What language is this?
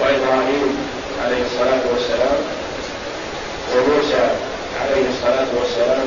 Arabic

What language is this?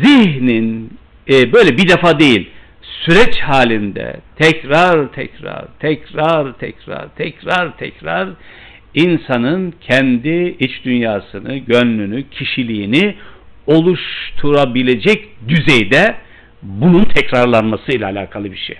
Turkish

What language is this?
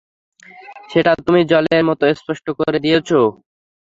Bangla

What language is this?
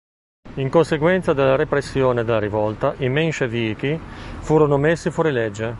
Italian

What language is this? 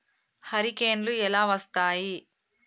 Telugu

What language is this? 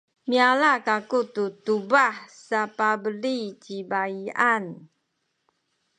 Sakizaya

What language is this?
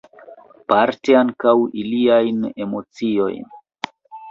Esperanto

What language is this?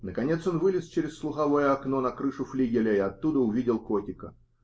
Russian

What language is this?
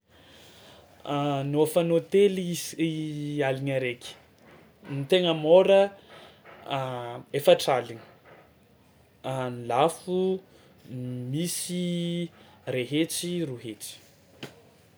Tsimihety Malagasy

